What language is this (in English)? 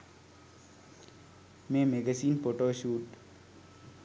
Sinhala